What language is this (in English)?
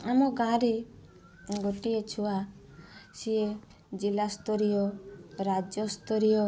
Odia